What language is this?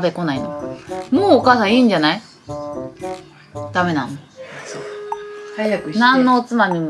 Japanese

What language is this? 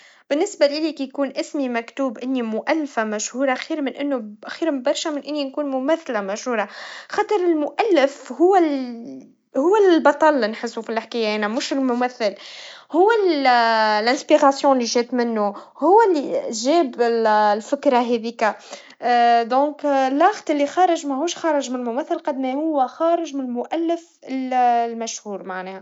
Tunisian Arabic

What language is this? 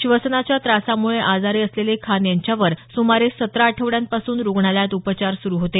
Marathi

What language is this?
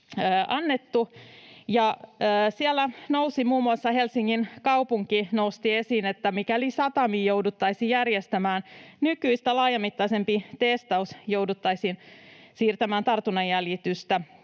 Finnish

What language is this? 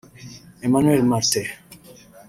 Kinyarwanda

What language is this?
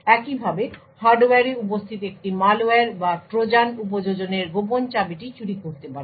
Bangla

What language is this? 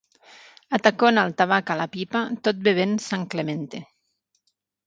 Catalan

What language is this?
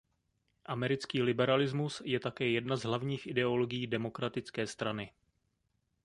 Czech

